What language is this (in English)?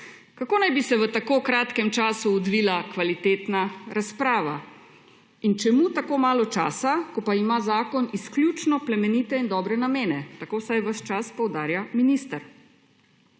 Slovenian